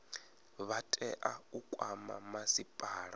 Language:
Venda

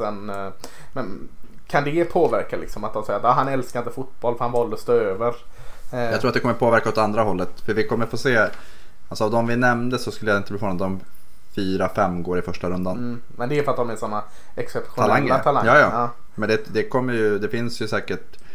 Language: Swedish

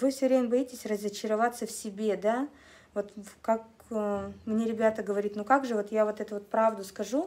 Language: Russian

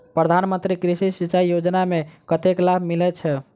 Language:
Maithili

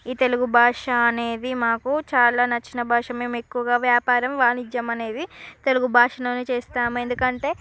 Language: Telugu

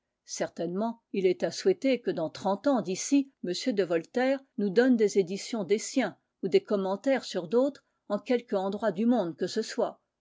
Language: French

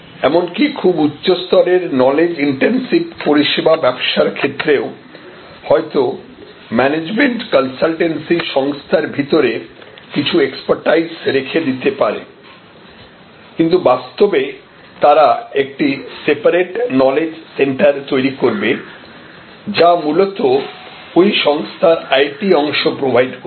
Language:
Bangla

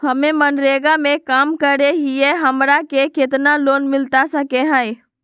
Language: Magahi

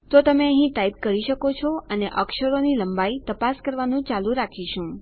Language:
Gujarati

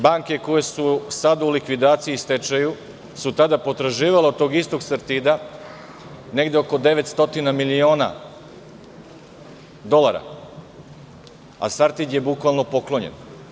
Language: Serbian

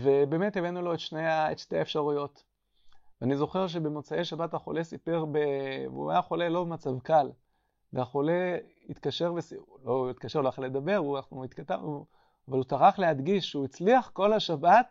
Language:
Hebrew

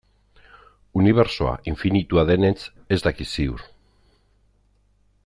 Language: Basque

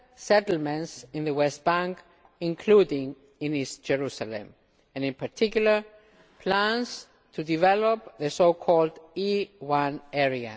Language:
English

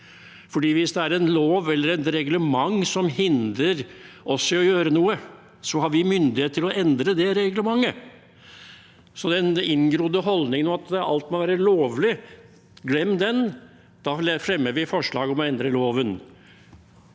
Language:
Norwegian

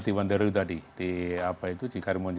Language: Indonesian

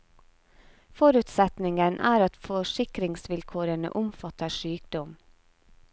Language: Norwegian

